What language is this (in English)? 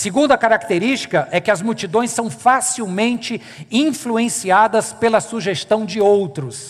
Portuguese